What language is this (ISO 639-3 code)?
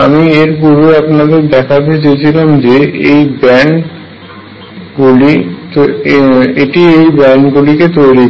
ben